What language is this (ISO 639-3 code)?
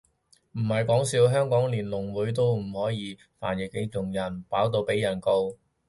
yue